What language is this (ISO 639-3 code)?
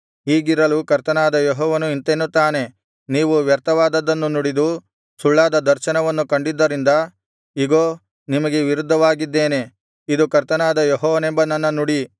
kan